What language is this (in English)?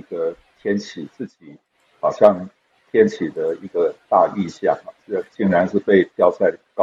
Chinese